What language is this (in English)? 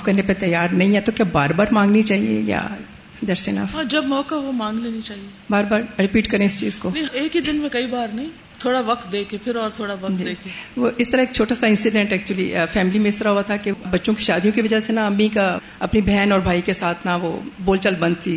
Urdu